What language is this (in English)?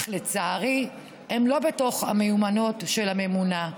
Hebrew